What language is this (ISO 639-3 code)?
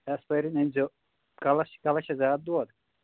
kas